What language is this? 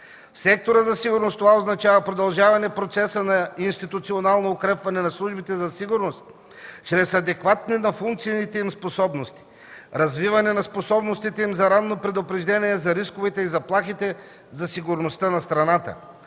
Bulgarian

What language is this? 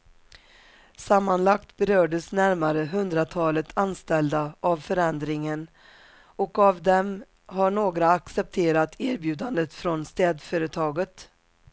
Swedish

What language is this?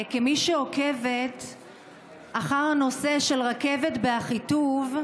Hebrew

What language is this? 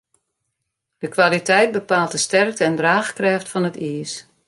Western Frisian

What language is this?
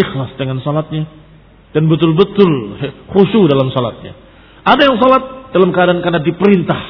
Indonesian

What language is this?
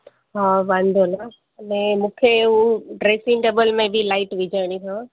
Sindhi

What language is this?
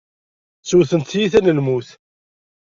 Kabyle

